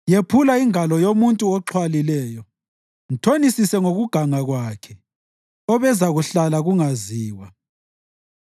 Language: North Ndebele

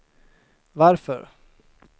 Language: Swedish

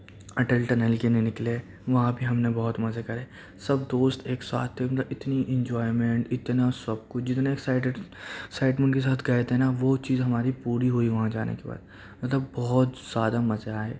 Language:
Urdu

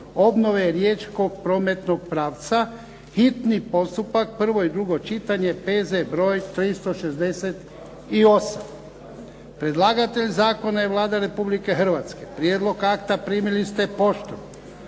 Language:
Croatian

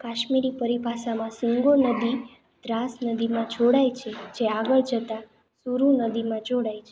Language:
Gujarati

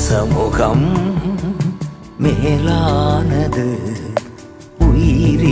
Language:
Urdu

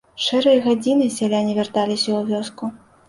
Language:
Belarusian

